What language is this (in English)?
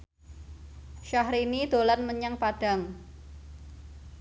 Javanese